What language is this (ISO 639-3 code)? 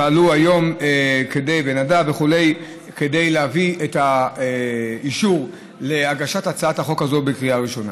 heb